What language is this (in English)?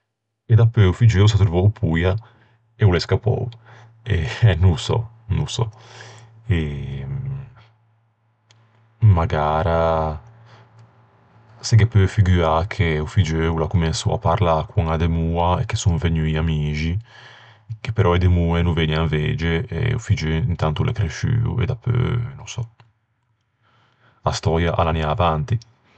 Ligurian